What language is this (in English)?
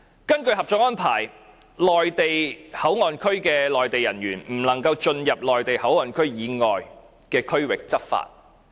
Cantonese